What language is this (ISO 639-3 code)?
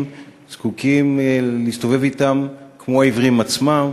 heb